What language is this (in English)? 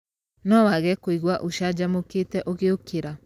Kikuyu